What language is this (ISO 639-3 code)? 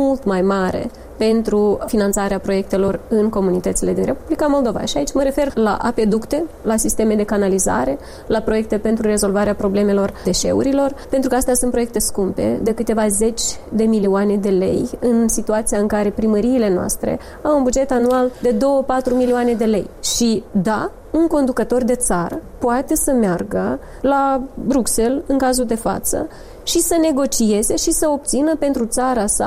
ron